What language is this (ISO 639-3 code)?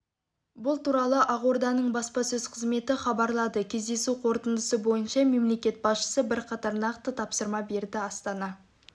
kaz